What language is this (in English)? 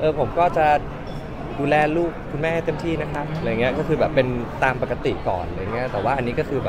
Thai